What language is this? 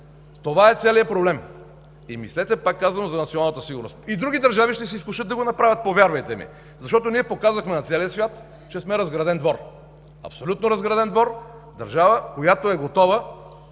Bulgarian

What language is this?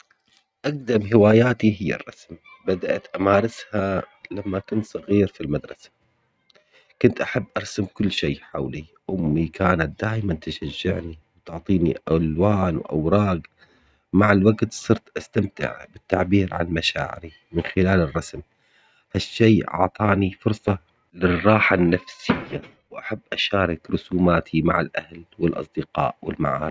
Omani Arabic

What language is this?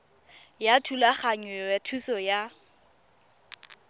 Tswana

